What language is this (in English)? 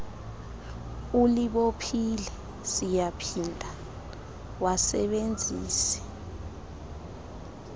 Xhosa